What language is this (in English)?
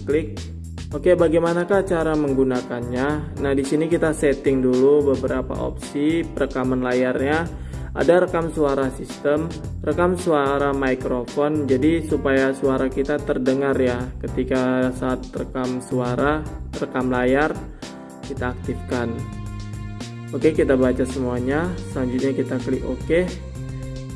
Indonesian